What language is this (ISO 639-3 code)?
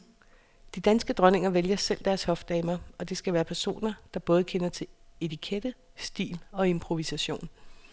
dan